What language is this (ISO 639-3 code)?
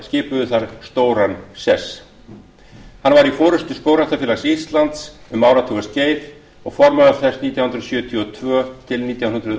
isl